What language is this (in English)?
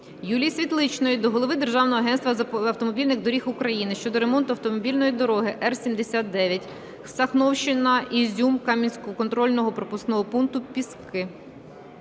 Ukrainian